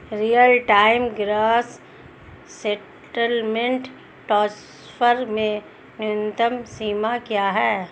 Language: Hindi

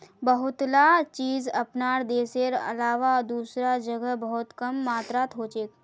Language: Magahi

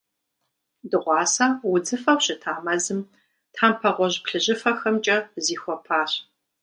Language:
Kabardian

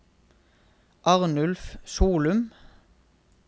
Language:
Norwegian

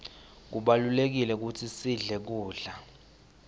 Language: Swati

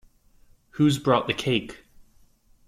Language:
English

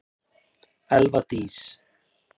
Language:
Icelandic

